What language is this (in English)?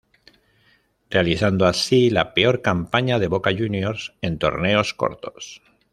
Spanish